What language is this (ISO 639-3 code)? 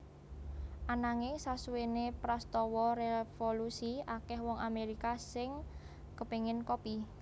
jav